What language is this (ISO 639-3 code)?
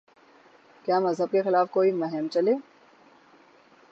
urd